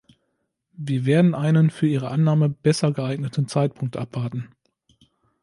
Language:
German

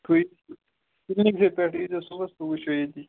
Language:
Kashmiri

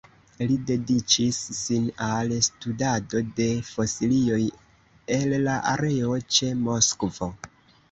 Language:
Esperanto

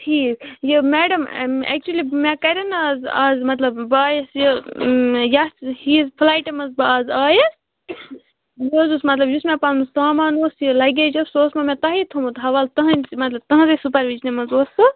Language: Kashmiri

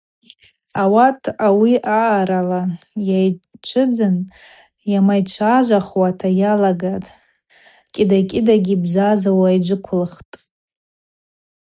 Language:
Abaza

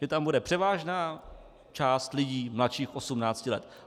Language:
Czech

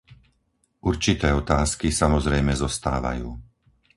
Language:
Slovak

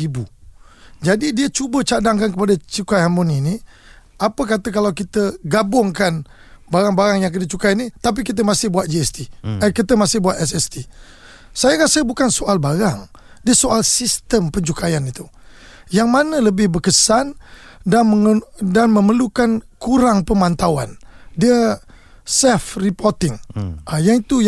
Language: Malay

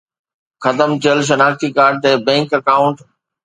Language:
Sindhi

